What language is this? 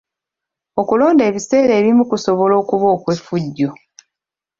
Ganda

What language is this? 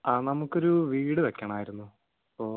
Malayalam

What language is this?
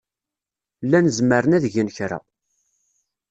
Kabyle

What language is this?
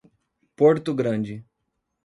Portuguese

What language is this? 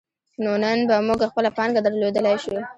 Pashto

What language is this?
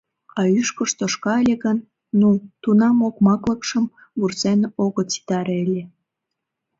Mari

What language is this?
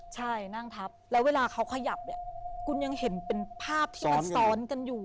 Thai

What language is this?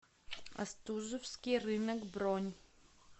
Russian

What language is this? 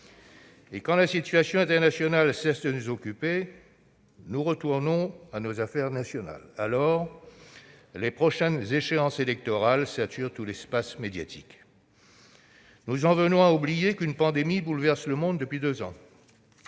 French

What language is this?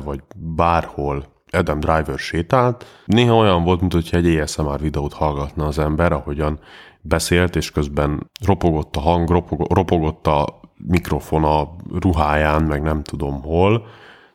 Hungarian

